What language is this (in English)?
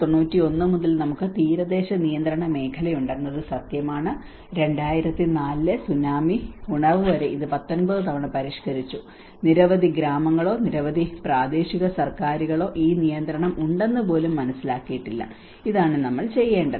Malayalam